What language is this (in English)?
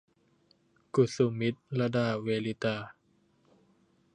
Thai